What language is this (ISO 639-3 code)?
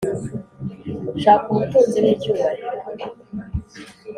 kin